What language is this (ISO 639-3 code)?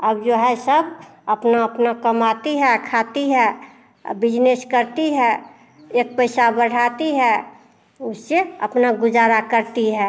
hin